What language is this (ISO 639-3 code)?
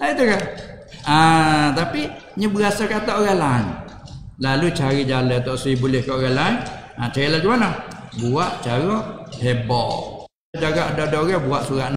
msa